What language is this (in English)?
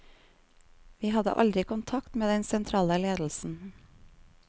Norwegian